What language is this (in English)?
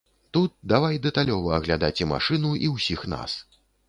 Belarusian